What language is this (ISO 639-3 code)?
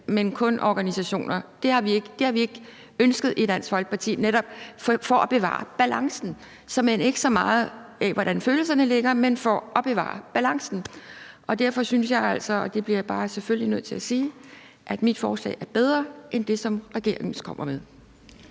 dan